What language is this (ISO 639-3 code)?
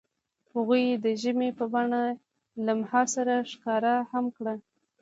pus